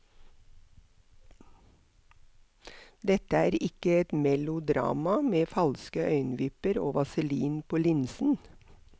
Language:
Norwegian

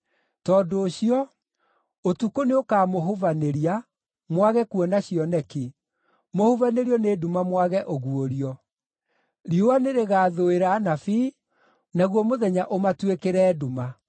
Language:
Kikuyu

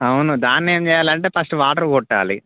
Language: Telugu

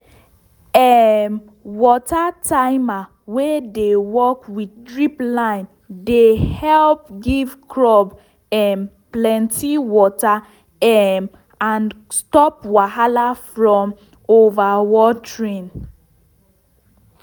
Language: Nigerian Pidgin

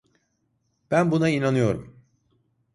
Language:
Turkish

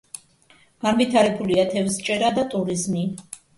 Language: Georgian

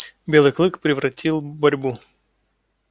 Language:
Russian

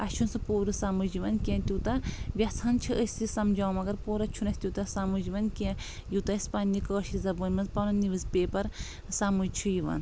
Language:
Kashmiri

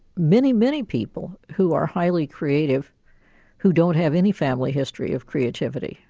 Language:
English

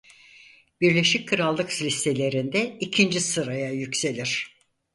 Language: Turkish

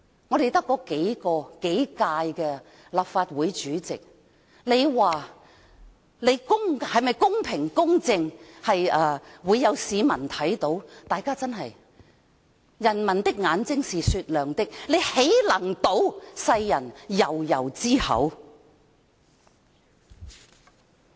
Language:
Cantonese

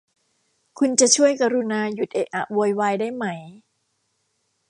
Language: Thai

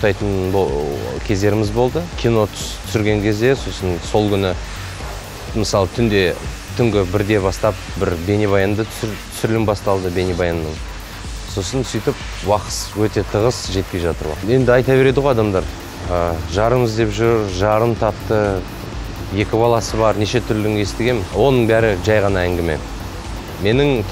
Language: Russian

